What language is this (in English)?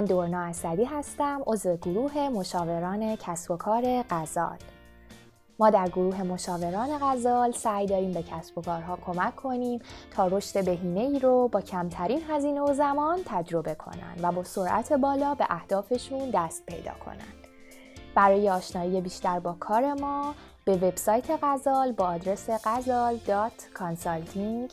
Persian